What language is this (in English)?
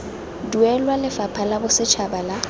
Tswana